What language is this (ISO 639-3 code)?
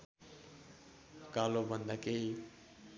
nep